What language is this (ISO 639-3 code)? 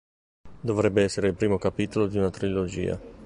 ita